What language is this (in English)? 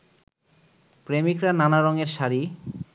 Bangla